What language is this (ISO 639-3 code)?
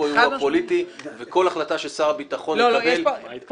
heb